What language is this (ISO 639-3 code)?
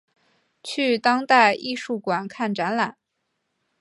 zho